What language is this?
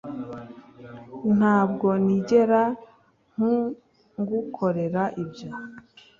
Kinyarwanda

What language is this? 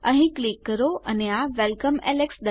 Gujarati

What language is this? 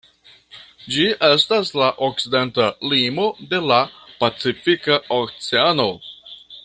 Esperanto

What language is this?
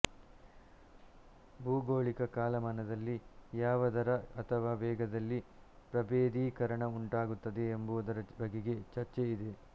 Kannada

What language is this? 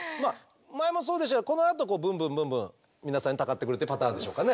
Japanese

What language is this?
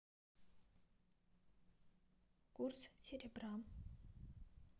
Russian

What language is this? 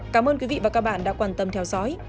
Vietnamese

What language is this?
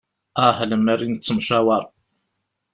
Kabyle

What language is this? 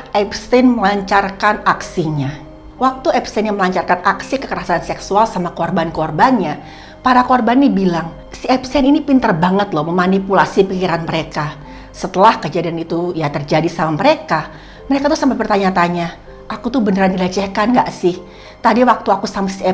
Indonesian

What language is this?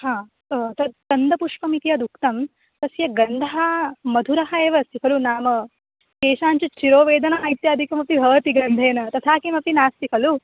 Sanskrit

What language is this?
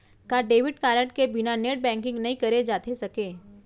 Chhattisgarhi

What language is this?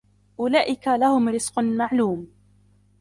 Arabic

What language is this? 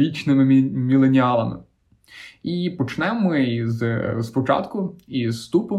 Ukrainian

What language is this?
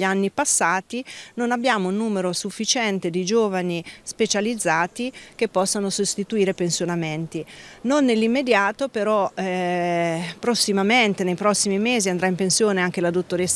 Italian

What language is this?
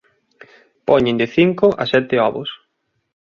Galician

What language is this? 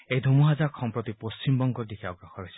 Assamese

